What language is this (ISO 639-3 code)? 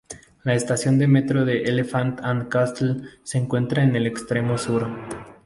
spa